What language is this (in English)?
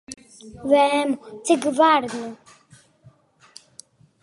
Latvian